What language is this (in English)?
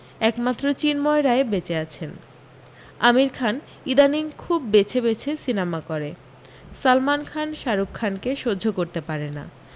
Bangla